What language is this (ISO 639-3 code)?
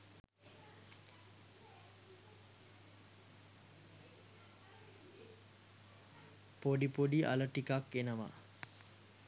sin